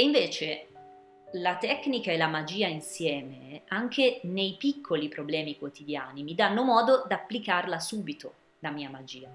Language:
Italian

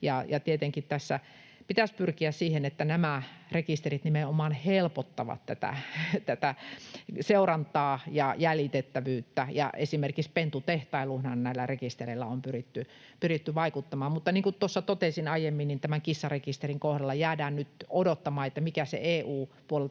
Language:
Finnish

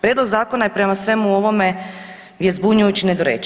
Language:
Croatian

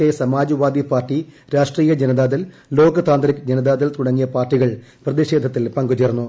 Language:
Malayalam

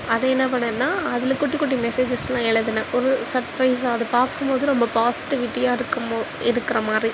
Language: Tamil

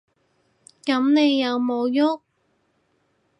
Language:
Cantonese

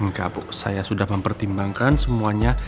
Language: Indonesian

